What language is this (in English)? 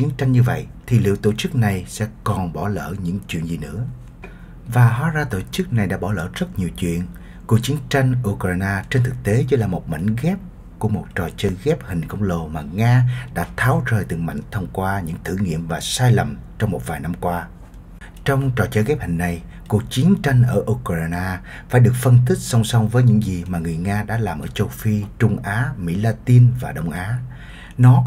Vietnamese